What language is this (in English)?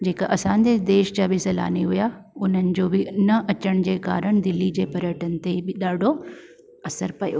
Sindhi